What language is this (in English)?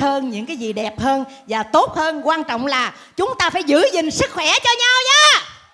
Vietnamese